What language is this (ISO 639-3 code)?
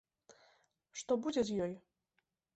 bel